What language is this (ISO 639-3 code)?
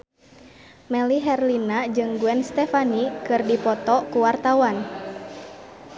sun